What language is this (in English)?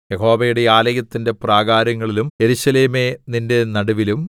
Malayalam